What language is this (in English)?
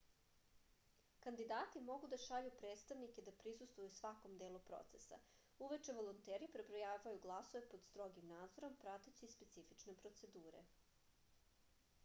Serbian